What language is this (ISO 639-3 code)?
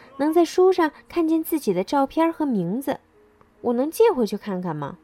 zho